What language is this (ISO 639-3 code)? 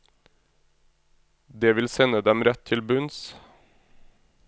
nor